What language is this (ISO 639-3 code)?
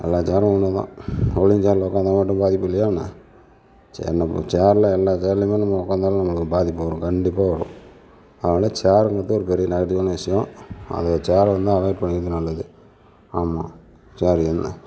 tam